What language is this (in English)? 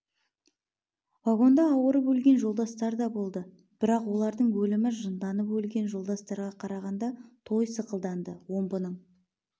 Kazakh